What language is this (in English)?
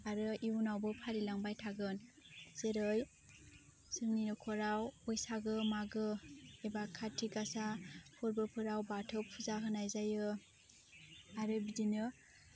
Bodo